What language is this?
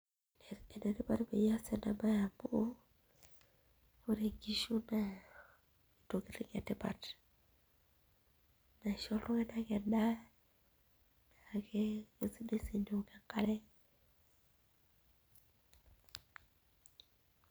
Masai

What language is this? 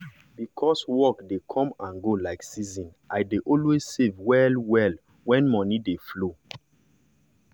Nigerian Pidgin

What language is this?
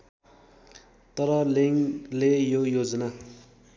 Nepali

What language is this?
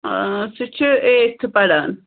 Kashmiri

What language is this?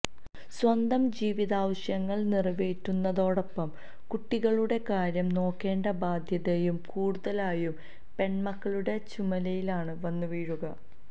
Malayalam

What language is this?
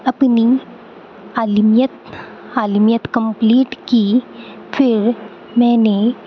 Urdu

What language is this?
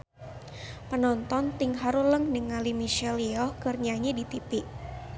Sundanese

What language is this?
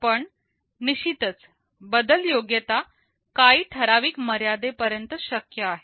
Marathi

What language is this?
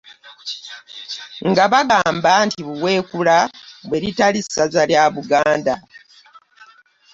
Ganda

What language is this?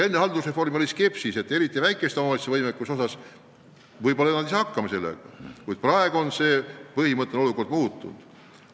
Estonian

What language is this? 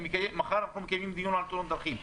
Hebrew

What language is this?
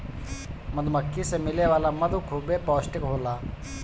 Bhojpuri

